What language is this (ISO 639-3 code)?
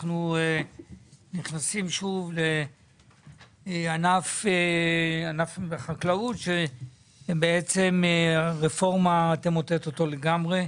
heb